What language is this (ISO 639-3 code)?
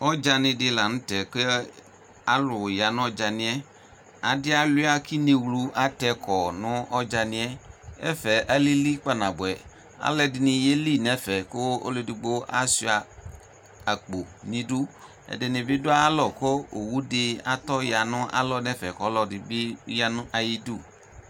kpo